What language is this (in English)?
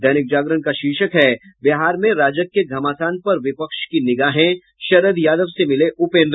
Hindi